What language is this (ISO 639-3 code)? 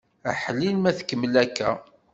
kab